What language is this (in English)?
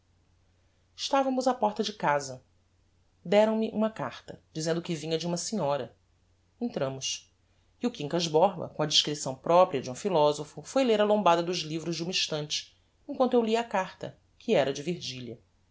Portuguese